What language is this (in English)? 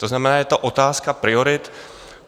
Czech